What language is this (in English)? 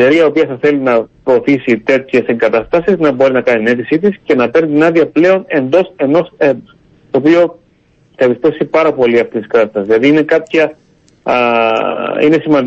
Greek